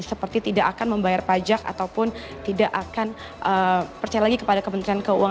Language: Indonesian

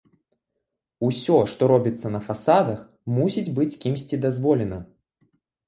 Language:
Belarusian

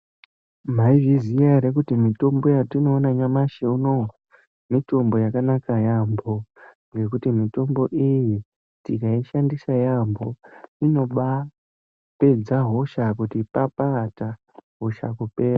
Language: Ndau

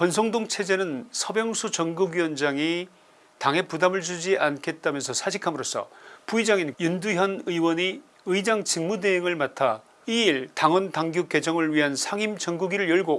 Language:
Korean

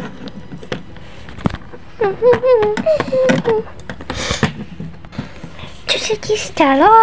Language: Czech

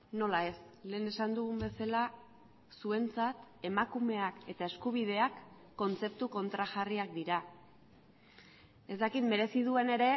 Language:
Basque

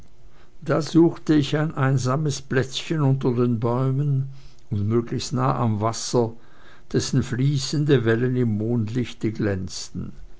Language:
German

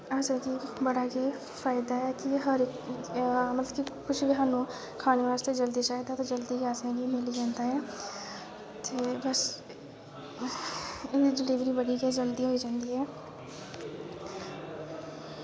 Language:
Dogri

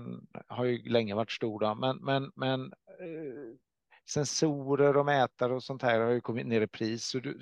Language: Swedish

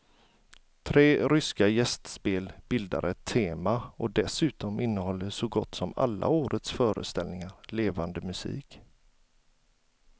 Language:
Swedish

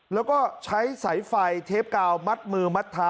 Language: Thai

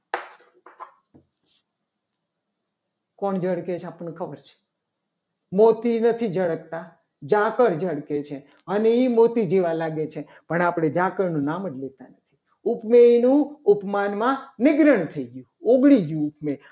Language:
Gujarati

